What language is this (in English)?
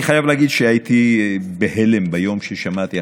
Hebrew